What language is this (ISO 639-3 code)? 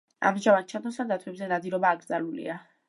kat